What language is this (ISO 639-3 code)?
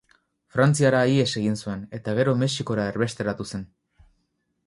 eus